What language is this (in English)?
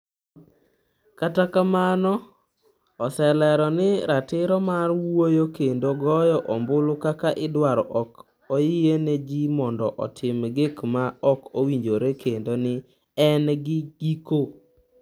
Luo (Kenya and Tanzania)